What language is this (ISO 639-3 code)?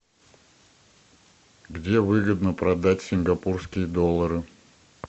rus